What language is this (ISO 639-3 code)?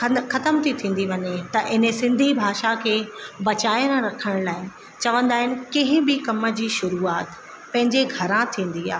snd